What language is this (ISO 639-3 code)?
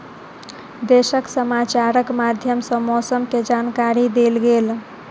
mai